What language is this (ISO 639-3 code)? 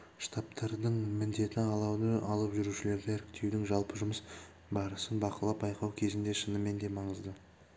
kaz